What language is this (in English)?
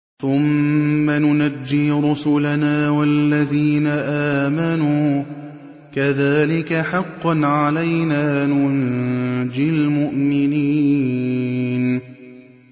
Arabic